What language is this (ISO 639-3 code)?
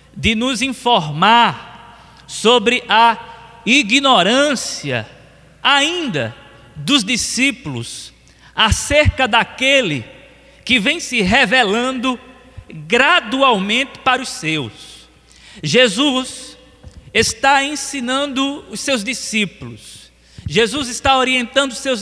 por